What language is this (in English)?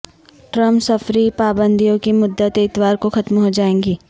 Urdu